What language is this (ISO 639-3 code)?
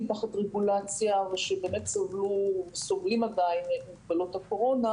heb